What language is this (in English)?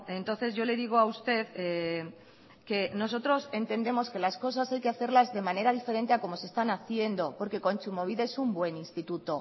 Spanish